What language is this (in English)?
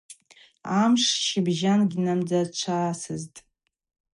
Abaza